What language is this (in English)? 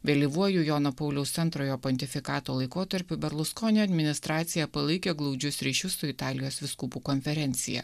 Lithuanian